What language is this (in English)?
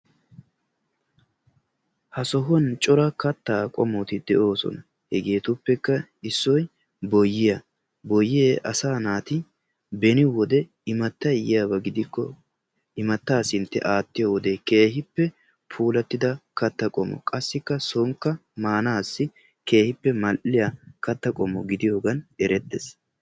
Wolaytta